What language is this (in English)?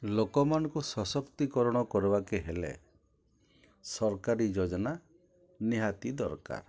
Odia